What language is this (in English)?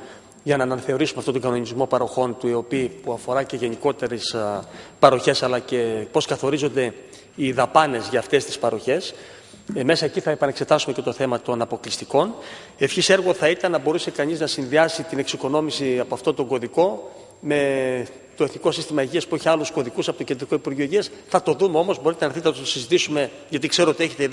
Greek